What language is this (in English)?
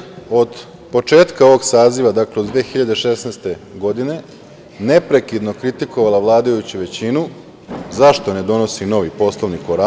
Serbian